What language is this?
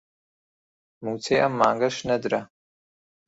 Central Kurdish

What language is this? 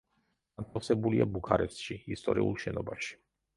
Georgian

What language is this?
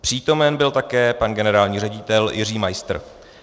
Czech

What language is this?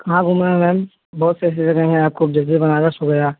Hindi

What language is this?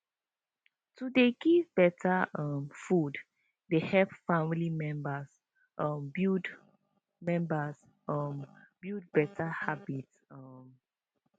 Nigerian Pidgin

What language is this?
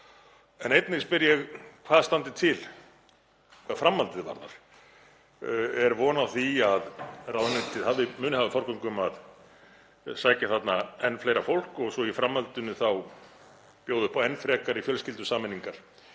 Icelandic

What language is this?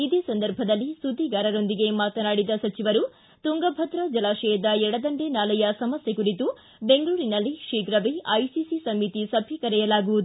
Kannada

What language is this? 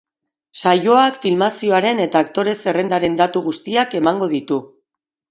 Basque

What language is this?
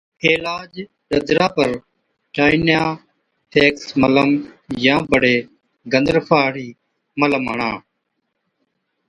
Od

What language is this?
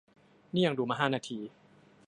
Thai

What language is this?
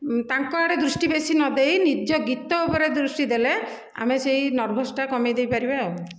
Odia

